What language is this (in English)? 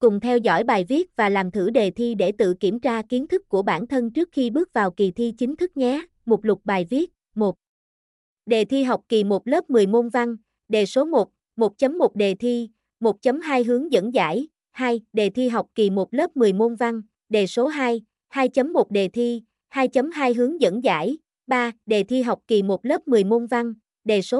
Vietnamese